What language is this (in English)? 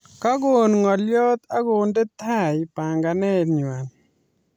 Kalenjin